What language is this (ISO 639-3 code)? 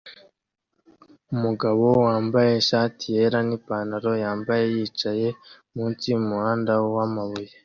kin